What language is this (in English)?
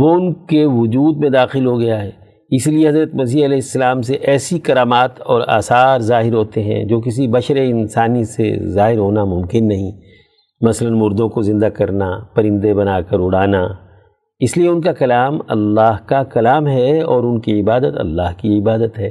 Urdu